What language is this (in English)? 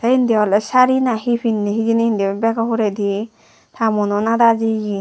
Chakma